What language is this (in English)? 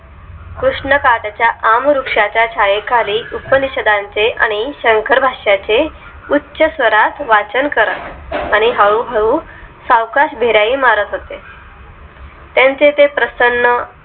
Marathi